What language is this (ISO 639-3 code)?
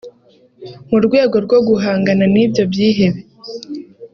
kin